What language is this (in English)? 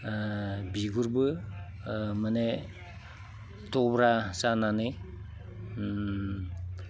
Bodo